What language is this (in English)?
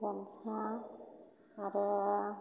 Bodo